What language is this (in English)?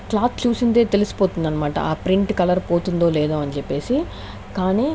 Telugu